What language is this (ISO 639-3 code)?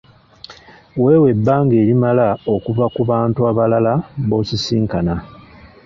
lug